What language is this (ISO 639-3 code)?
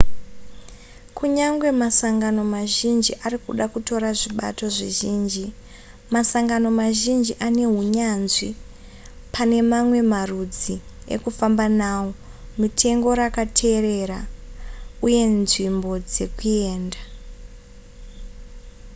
sna